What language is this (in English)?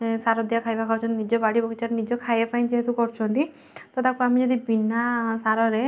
Odia